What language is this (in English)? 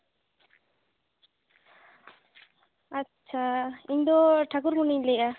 Santali